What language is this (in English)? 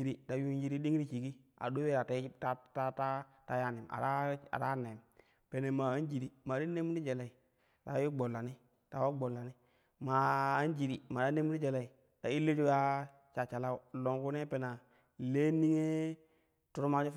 Kushi